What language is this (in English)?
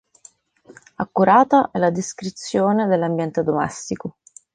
Italian